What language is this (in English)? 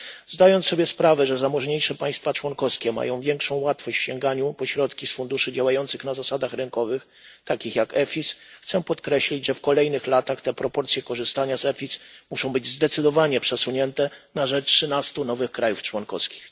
Polish